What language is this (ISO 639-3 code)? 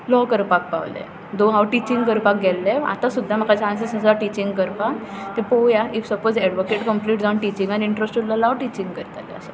kok